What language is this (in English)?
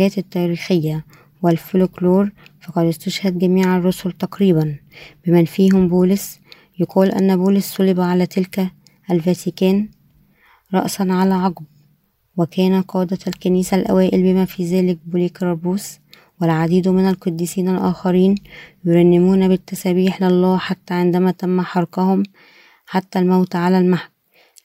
Arabic